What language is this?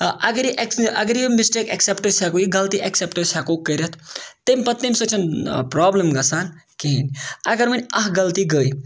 Kashmiri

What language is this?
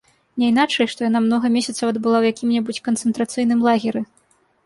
Belarusian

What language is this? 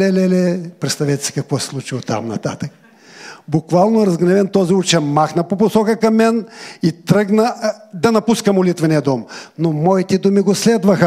Bulgarian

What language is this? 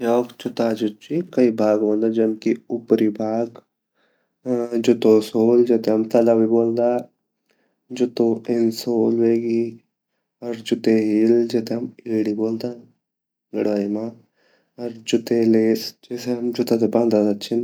Garhwali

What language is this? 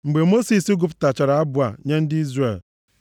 Igbo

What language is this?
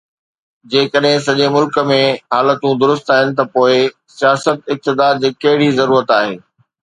Sindhi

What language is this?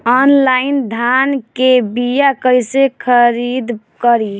Bhojpuri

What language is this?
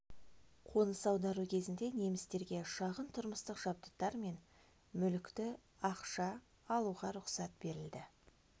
Kazakh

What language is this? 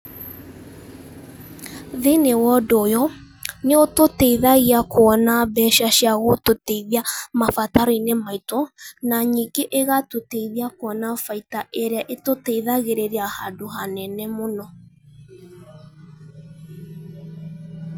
Kikuyu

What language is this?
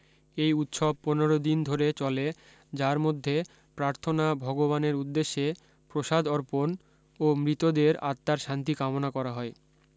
Bangla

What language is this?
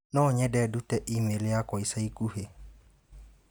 Kikuyu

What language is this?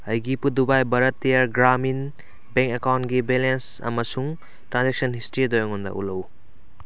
Manipuri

